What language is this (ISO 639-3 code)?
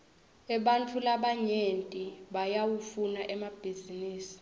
ssw